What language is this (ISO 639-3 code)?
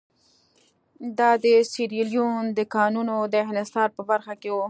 pus